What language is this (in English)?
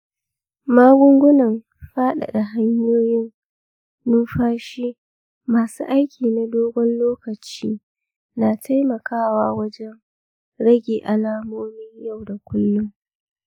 Hausa